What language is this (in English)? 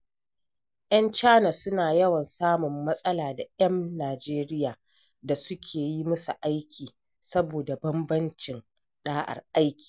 Hausa